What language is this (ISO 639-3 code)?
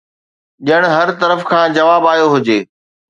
snd